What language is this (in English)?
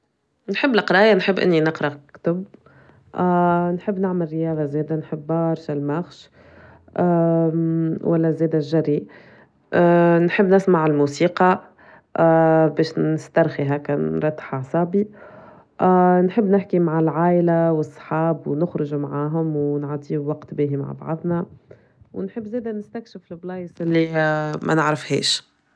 Tunisian Arabic